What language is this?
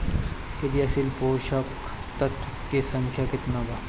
Bhojpuri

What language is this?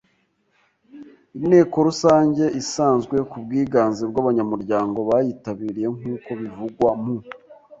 Kinyarwanda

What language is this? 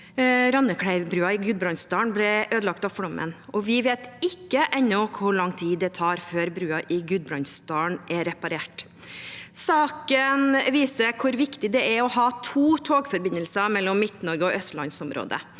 Norwegian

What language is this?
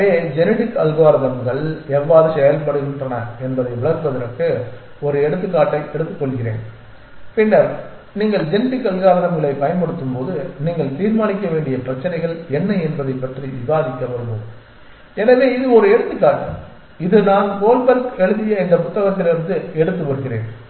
Tamil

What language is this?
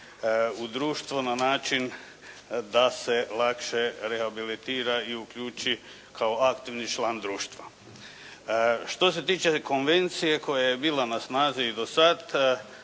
Croatian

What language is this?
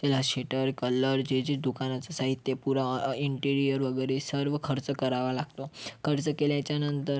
Marathi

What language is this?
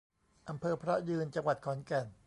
Thai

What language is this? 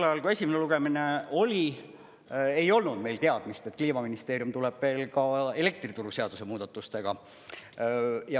Estonian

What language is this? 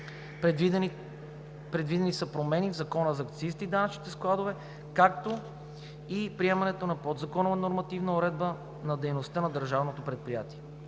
Bulgarian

